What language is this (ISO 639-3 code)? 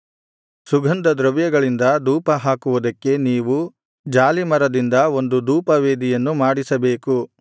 kan